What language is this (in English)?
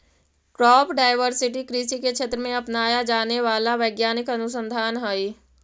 Magahi